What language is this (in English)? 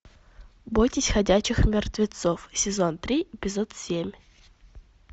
Russian